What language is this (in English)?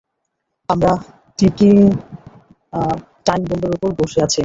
Bangla